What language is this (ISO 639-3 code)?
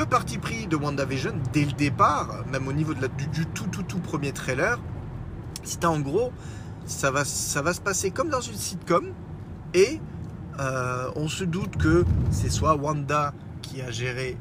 fra